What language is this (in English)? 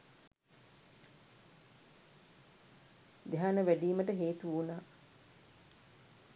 Sinhala